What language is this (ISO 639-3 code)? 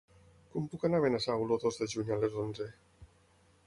cat